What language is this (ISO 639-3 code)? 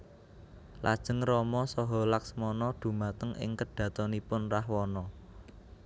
jav